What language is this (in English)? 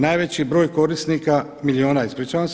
Croatian